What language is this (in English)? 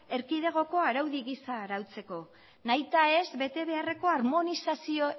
Basque